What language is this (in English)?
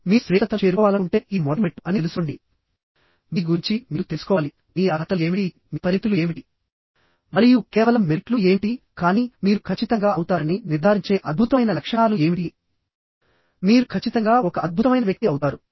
Telugu